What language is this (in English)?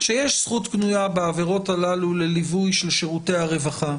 Hebrew